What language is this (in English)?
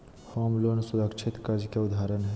Magahi